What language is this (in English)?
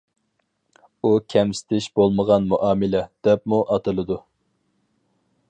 Uyghur